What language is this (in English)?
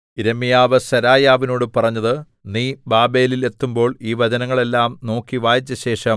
Malayalam